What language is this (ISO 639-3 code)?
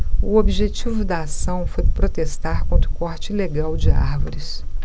por